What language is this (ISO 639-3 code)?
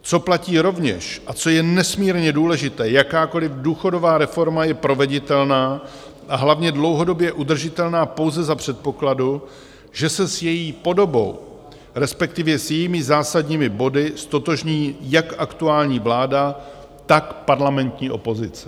ces